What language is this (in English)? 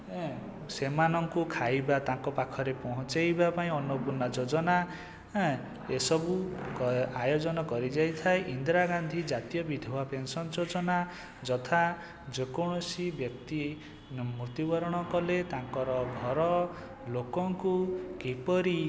Odia